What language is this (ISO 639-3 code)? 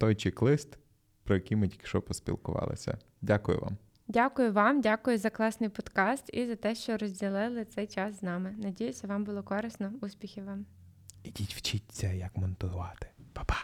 ukr